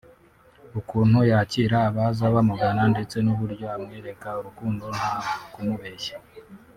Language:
Kinyarwanda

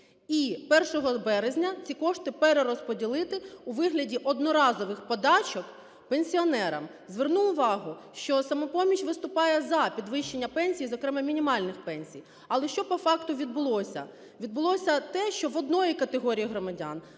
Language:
Ukrainian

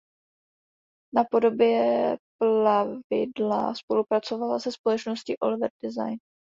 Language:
Czech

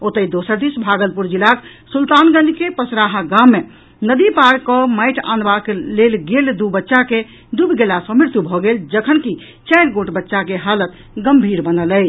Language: Maithili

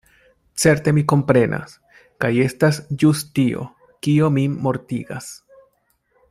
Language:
Esperanto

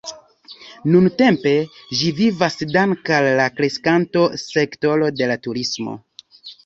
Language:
Esperanto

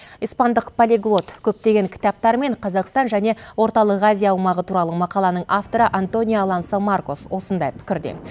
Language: Kazakh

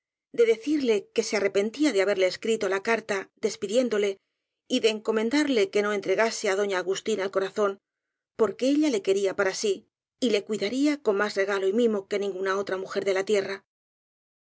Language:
Spanish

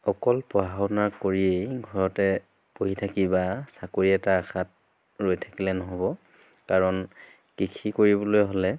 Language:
Assamese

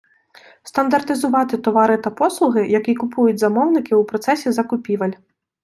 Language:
Ukrainian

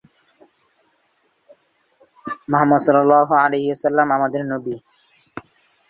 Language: Bangla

